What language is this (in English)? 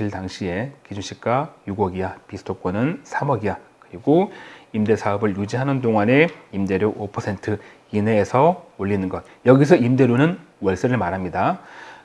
Korean